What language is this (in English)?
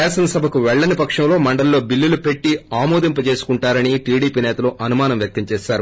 Telugu